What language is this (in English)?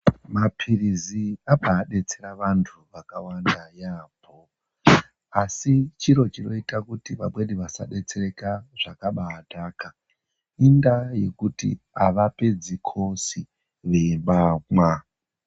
Ndau